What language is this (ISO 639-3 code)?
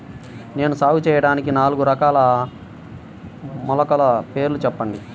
tel